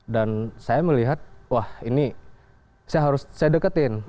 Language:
Indonesian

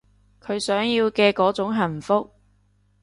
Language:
Cantonese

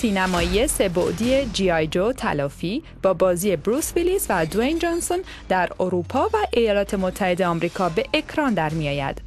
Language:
Persian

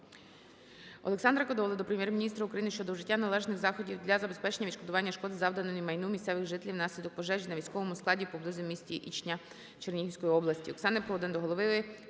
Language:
Ukrainian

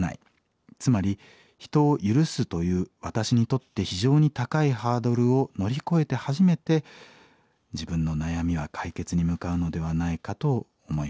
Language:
Japanese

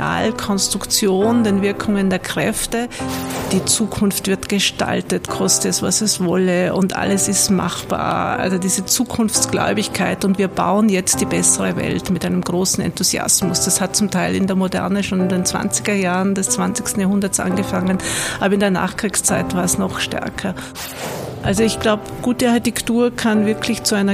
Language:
German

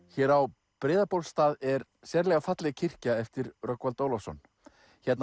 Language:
Icelandic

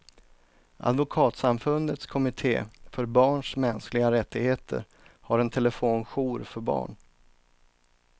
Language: Swedish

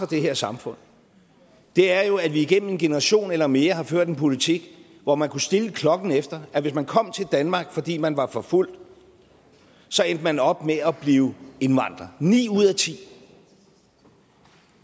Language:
Danish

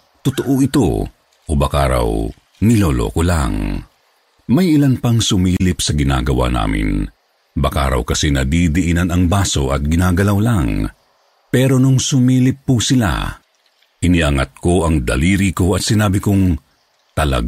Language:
Filipino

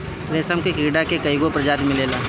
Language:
Bhojpuri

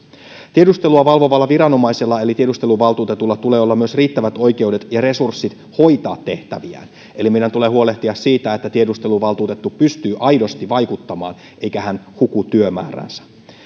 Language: Finnish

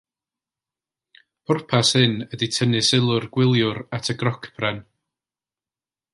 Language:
Welsh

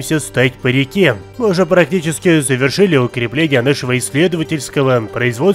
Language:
Russian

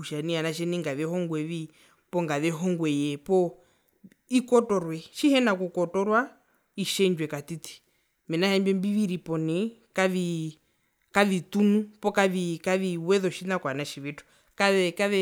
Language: Herero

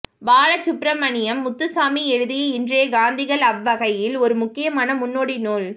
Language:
Tamil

